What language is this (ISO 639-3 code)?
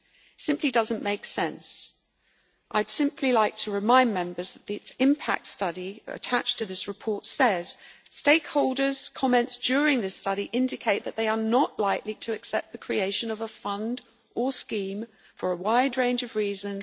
eng